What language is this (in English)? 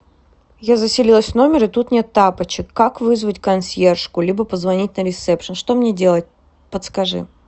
Russian